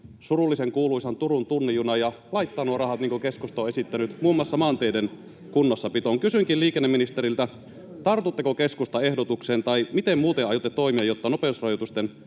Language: Finnish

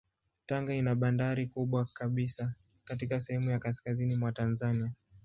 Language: Swahili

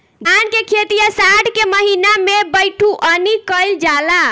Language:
Bhojpuri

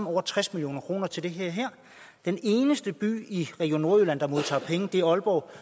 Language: Danish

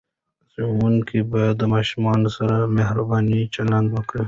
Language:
Pashto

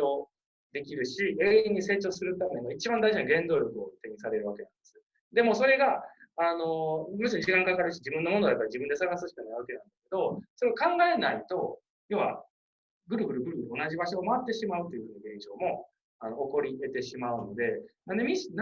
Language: Japanese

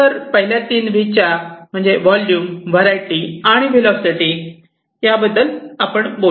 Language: Marathi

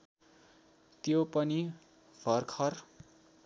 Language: Nepali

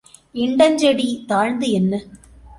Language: Tamil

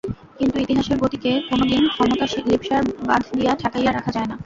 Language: Bangla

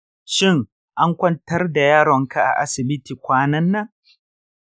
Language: Hausa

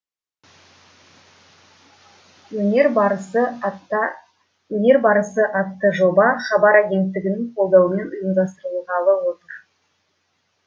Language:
Kazakh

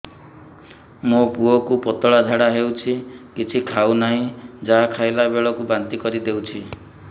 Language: Odia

